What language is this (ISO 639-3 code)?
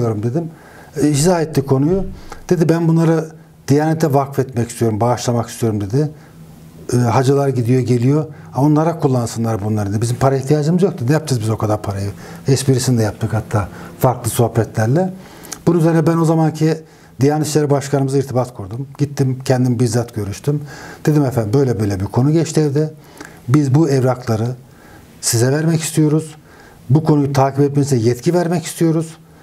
tur